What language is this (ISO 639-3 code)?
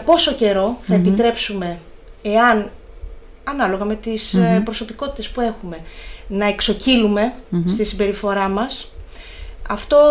ell